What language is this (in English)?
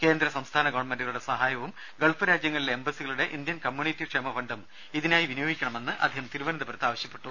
Malayalam